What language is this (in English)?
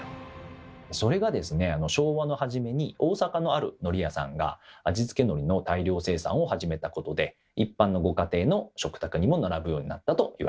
Japanese